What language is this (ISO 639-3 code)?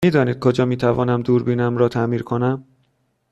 fas